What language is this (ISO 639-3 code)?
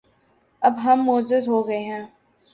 urd